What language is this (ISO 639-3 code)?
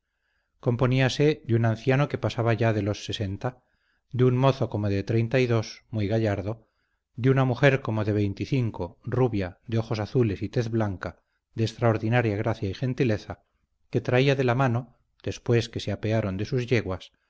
spa